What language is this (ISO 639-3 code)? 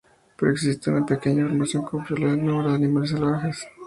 spa